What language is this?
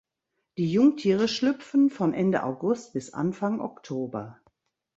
German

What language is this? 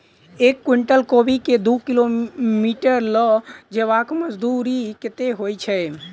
Maithili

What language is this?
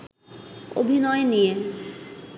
Bangla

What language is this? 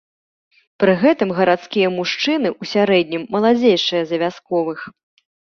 Belarusian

